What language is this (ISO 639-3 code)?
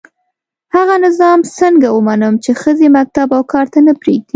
pus